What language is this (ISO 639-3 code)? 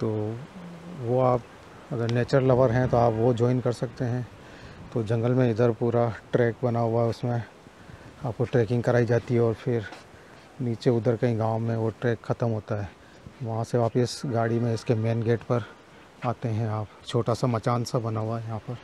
hin